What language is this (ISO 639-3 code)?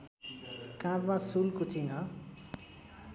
nep